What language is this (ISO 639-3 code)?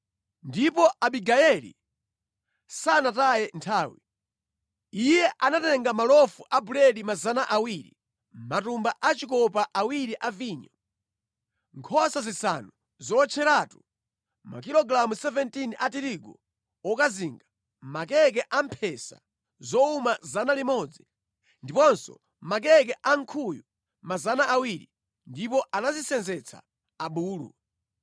nya